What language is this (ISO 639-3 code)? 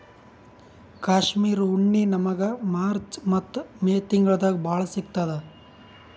kan